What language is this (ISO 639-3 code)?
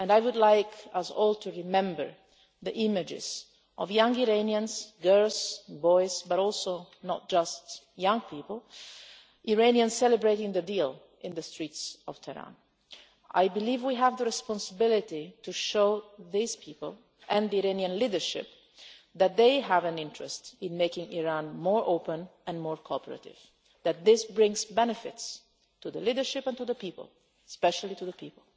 eng